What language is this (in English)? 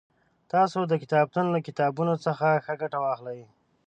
Pashto